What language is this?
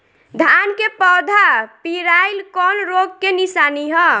Bhojpuri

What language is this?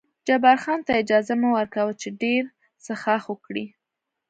Pashto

